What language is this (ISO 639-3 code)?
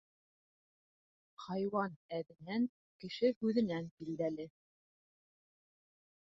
bak